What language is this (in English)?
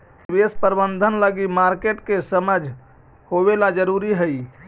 Magahi